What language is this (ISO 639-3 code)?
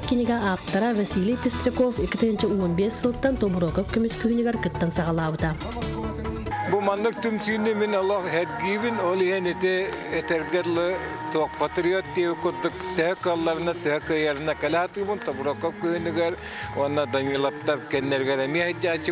ara